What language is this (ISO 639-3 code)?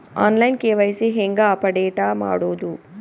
kan